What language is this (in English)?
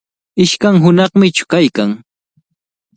Cajatambo North Lima Quechua